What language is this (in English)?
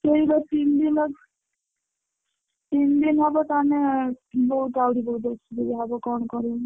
Odia